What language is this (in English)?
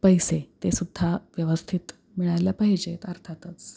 Marathi